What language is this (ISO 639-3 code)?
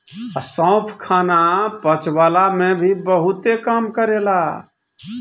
bho